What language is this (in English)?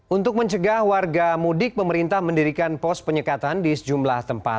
Indonesian